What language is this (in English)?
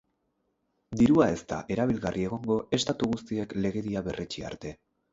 Basque